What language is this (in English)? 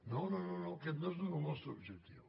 Catalan